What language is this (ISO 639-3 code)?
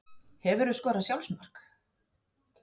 isl